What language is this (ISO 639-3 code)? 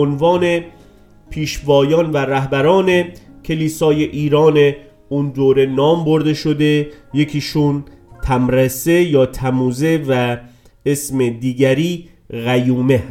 fas